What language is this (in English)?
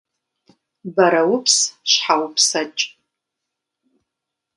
Kabardian